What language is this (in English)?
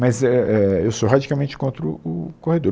Portuguese